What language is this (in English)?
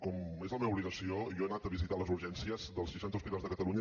Catalan